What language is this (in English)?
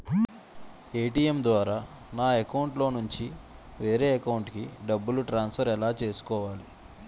Telugu